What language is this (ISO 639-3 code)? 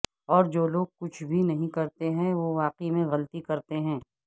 urd